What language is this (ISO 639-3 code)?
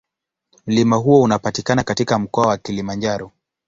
swa